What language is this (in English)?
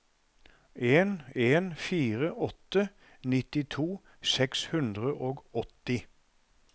Norwegian